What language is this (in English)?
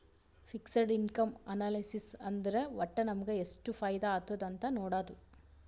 Kannada